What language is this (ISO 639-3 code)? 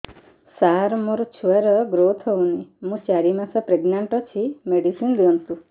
ori